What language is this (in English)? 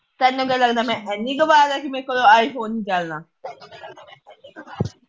Punjabi